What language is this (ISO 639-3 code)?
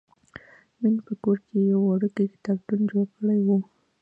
pus